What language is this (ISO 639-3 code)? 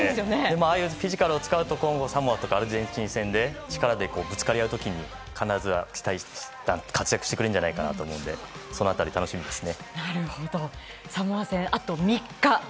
jpn